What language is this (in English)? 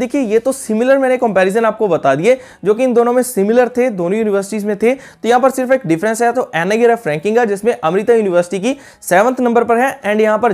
Hindi